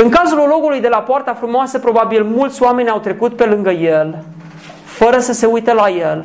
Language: Romanian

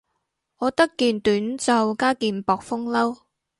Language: Cantonese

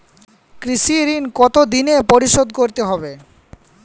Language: Bangla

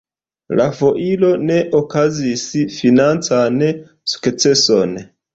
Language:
Esperanto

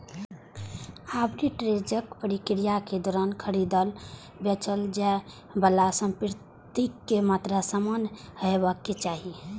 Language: Maithili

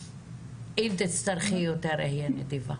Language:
Hebrew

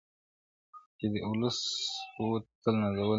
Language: Pashto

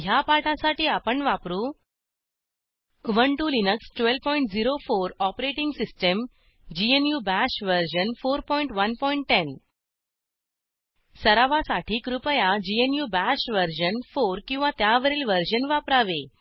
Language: Marathi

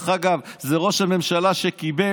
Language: Hebrew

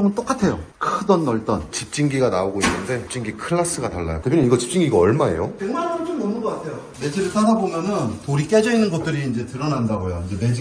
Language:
Korean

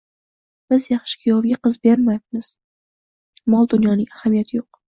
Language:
Uzbek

